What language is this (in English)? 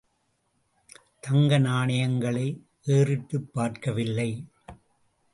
Tamil